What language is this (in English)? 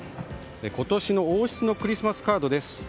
Japanese